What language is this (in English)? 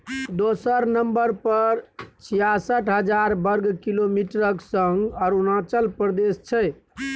Maithili